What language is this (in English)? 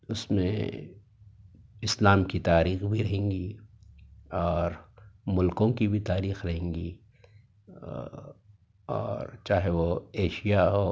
Urdu